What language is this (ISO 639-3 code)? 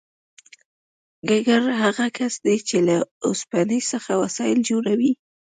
pus